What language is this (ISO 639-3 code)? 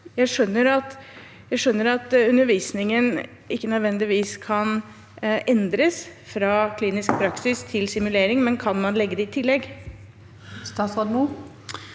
nor